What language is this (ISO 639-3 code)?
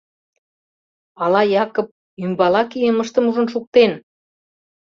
chm